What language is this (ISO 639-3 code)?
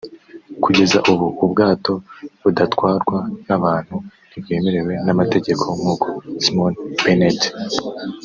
kin